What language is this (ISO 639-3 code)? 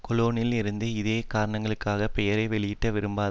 tam